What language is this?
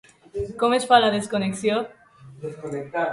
Catalan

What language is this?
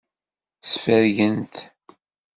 Kabyle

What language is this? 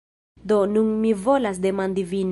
Esperanto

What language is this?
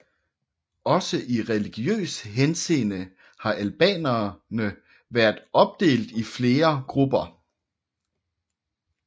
Danish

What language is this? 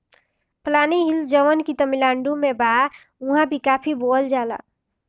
Bhojpuri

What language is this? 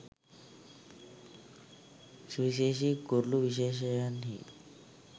Sinhala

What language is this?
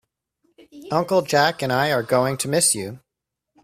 English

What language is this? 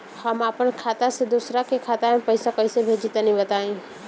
Bhojpuri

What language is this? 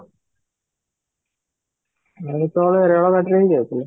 Odia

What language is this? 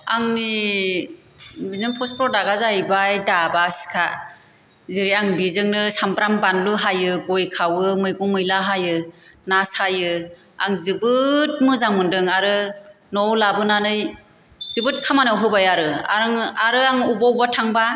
Bodo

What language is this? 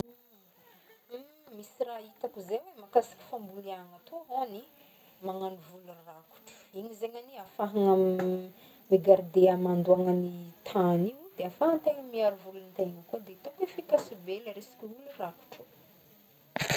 Northern Betsimisaraka Malagasy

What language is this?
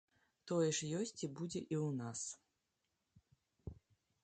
Belarusian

